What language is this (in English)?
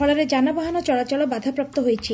Odia